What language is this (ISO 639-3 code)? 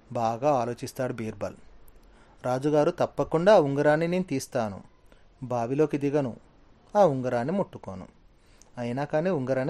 tel